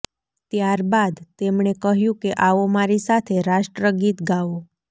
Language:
Gujarati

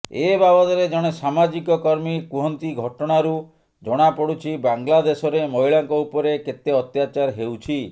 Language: Odia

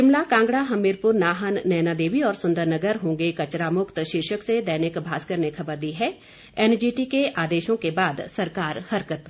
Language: Hindi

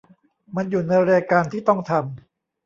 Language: Thai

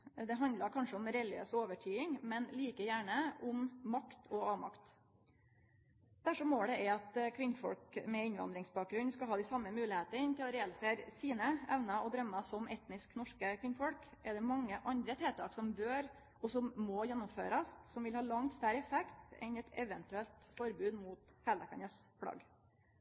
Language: Norwegian Nynorsk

